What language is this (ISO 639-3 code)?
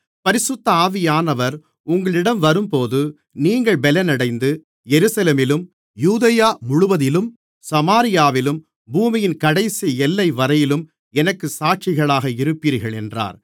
tam